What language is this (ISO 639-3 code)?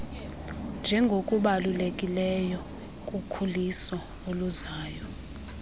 xho